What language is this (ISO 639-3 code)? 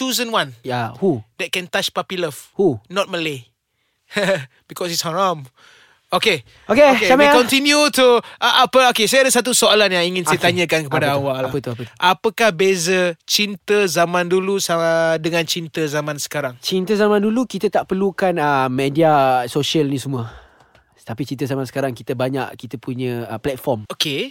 msa